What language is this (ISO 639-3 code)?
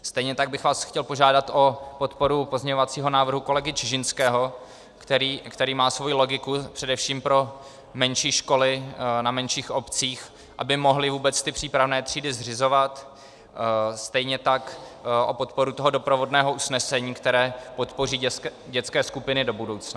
ces